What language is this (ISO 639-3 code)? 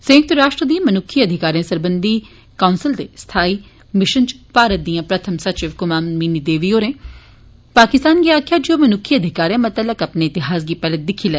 doi